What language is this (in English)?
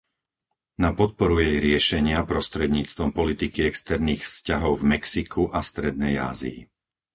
Slovak